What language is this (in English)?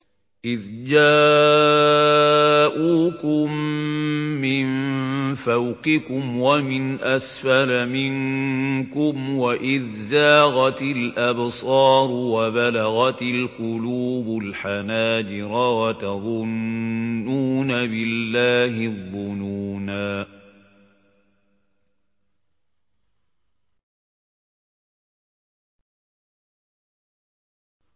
Arabic